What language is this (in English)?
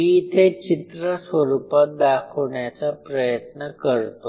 Marathi